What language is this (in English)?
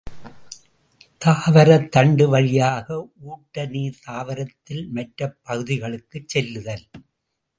Tamil